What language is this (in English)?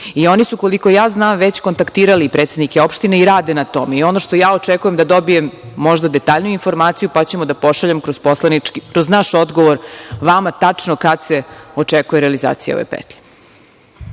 Serbian